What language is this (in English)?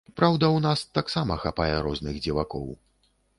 Belarusian